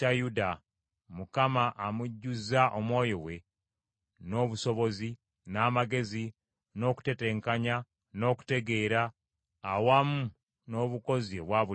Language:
Ganda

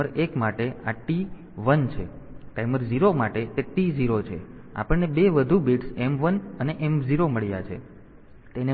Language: Gujarati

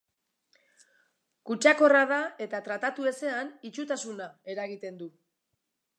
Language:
Basque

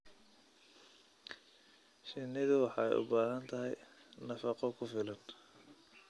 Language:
Somali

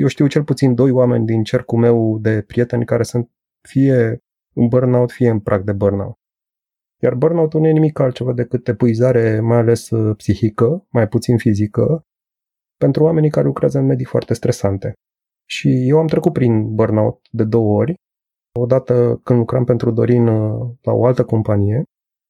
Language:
Romanian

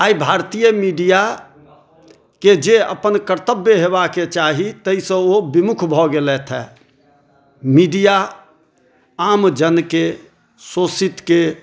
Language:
Maithili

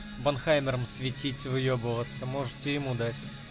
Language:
Russian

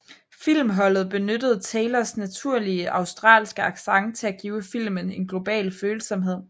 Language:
Danish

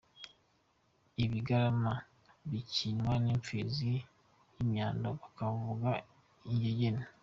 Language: Kinyarwanda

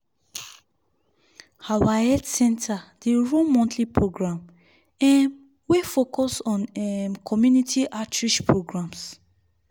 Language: Nigerian Pidgin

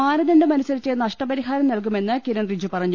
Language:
Malayalam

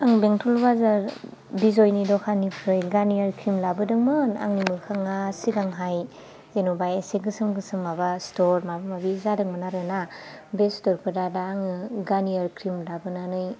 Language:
Bodo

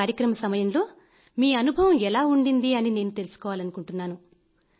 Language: Telugu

